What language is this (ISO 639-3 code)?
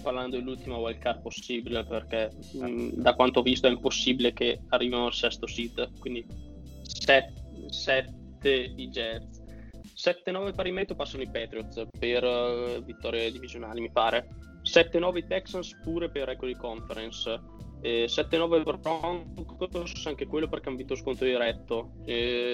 ita